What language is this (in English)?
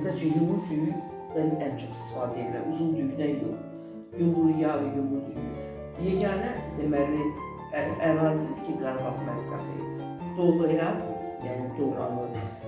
Turkish